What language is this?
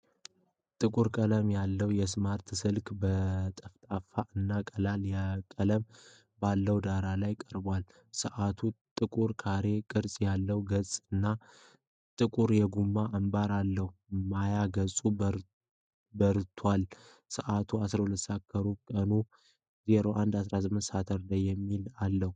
Amharic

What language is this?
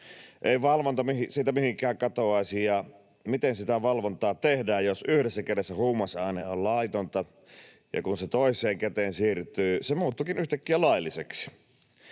Finnish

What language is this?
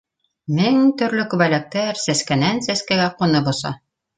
Bashkir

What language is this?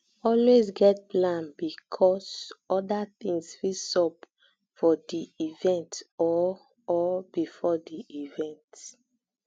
Nigerian Pidgin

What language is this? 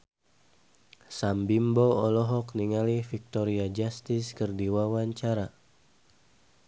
Sundanese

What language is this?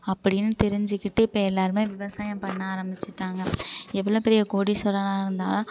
Tamil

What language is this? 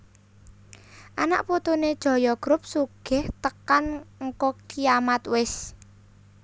Javanese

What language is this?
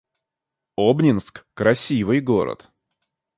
Russian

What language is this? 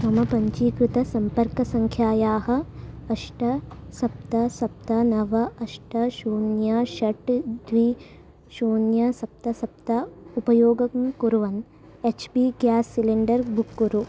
Sanskrit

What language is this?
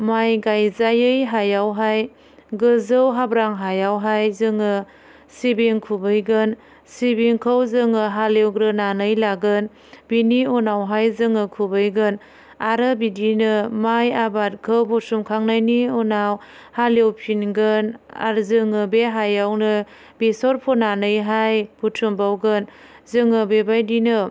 Bodo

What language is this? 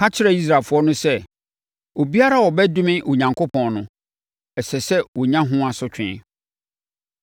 Akan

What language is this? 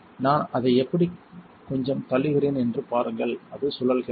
Tamil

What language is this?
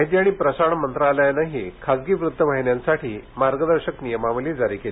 Marathi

